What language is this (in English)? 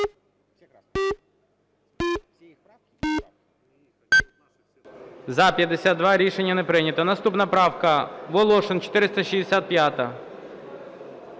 Ukrainian